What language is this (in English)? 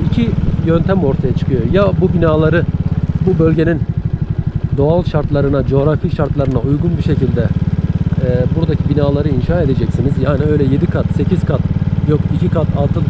Turkish